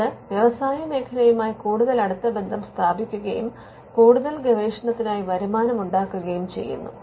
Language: Malayalam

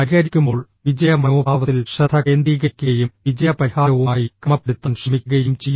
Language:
Malayalam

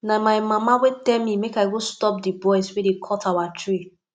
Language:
Nigerian Pidgin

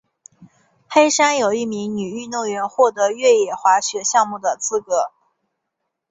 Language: Chinese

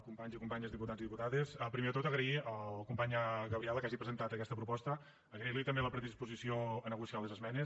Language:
Catalan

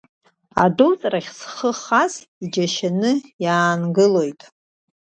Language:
Abkhazian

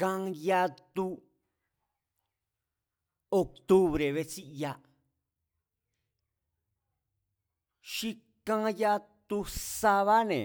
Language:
Mazatlán Mazatec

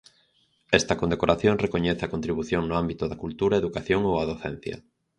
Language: Galician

